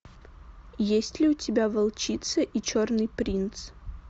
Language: Russian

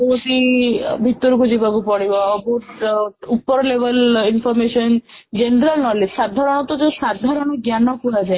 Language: Odia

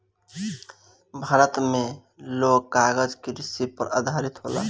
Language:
Bhojpuri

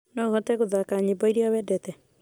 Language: Kikuyu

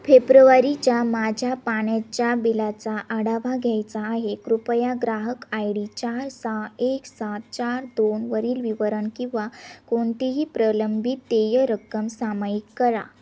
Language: Marathi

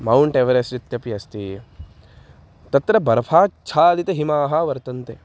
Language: Sanskrit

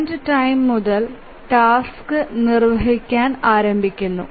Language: Malayalam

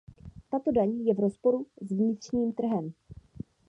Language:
Czech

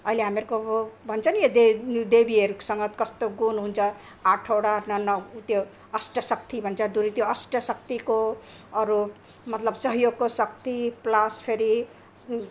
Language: Nepali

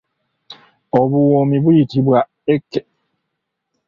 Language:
Ganda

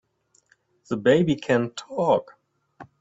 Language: English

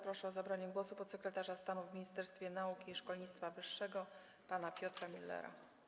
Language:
Polish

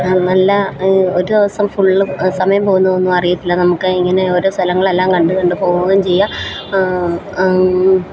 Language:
Malayalam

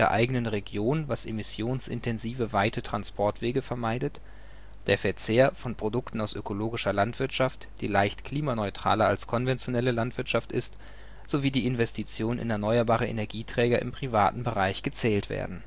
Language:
German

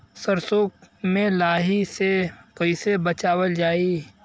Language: Bhojpuri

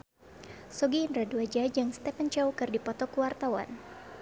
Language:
Sundanese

